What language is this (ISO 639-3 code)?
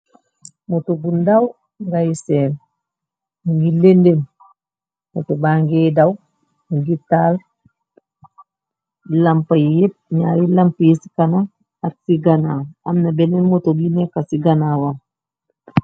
wol